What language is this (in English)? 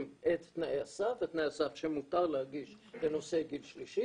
Hebrew